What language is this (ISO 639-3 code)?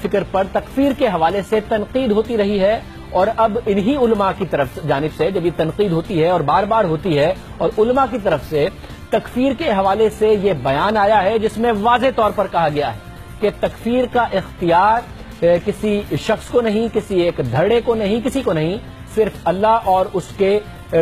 por